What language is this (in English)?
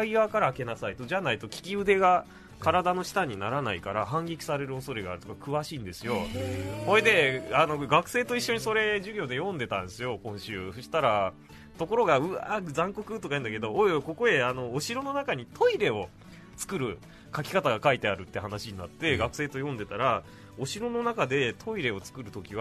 Japanese